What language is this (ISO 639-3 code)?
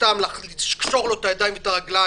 heb